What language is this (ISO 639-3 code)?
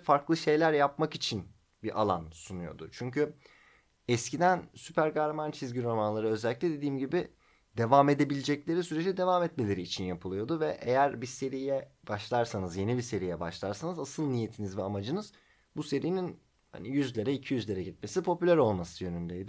tur